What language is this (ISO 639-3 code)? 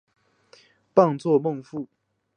zho